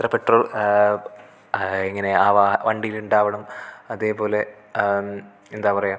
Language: Malayalam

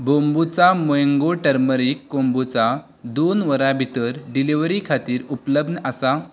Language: Konkani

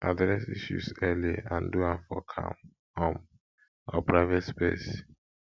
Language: Nigerian Pidgin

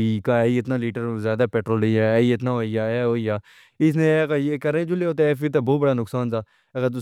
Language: Pahari-Potwari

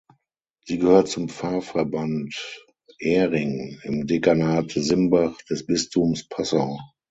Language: German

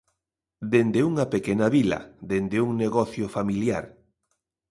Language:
Galician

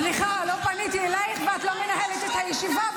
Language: Hebrew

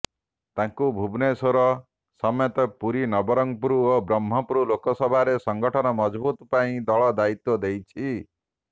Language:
Odia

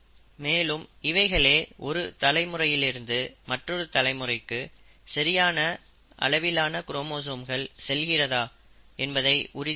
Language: Tamil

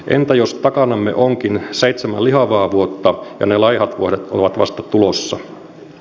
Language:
Finnish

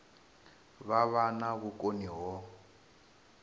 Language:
Venda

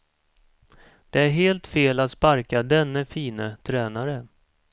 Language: Swedish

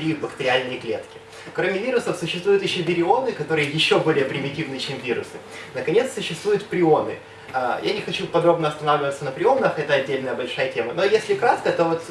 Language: Russian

